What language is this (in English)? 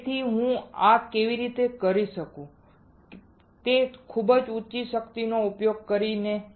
Gujarati